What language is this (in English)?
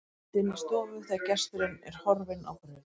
Icelandic